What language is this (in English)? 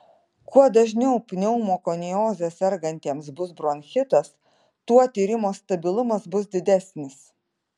Lithuanian